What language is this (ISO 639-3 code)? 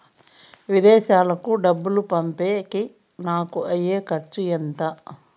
tel